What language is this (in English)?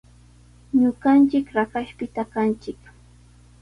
Sihuas Ancash Quechua